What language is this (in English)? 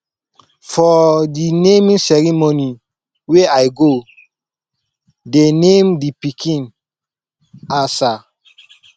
Nigerian Pidgin